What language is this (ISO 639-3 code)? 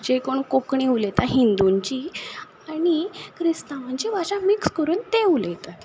kok